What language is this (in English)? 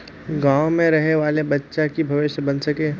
Magahi